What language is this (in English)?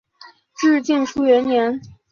Chinese